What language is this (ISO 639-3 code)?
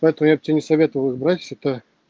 rus